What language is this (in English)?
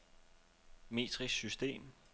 Danish